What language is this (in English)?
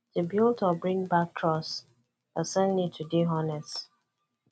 Nigerian Pidgin